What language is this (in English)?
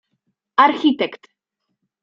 Polish